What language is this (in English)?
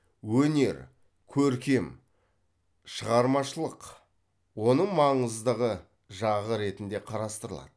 Kazakh